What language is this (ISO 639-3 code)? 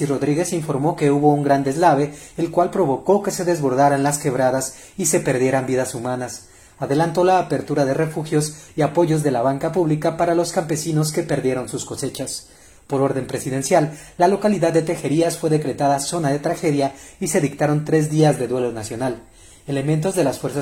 spa